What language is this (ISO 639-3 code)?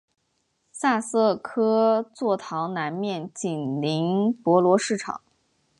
zho